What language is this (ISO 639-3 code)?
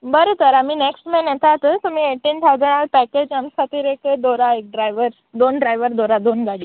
kok